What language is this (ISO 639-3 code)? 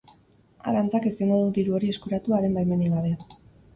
eus